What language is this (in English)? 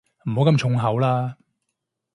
Cantonese